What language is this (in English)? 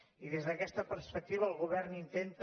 Catalan